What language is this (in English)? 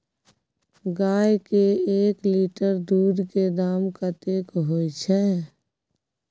Maithili